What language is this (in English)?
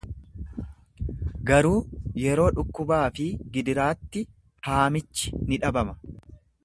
Oromo